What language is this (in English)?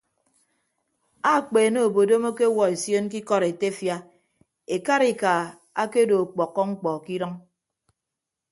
Ibibio